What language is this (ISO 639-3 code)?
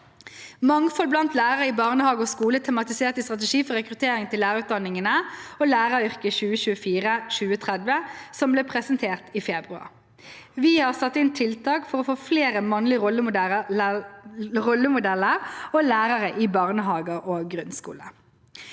nor